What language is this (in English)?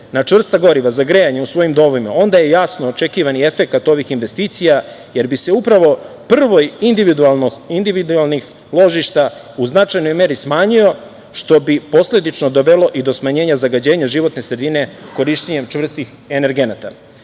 Serbian